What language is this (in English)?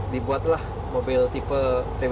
Indonesian